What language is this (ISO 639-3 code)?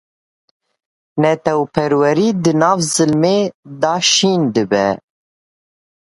kur